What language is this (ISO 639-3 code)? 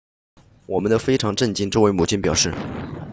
zho